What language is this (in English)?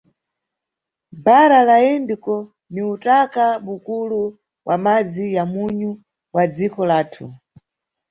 Nyungwe